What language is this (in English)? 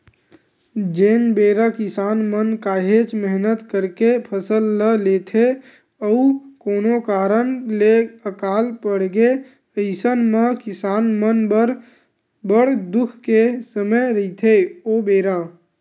Chhattisgarhi